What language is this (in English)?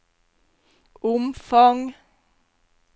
Norwegian